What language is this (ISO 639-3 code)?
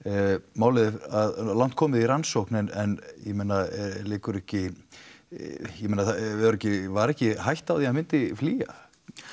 isl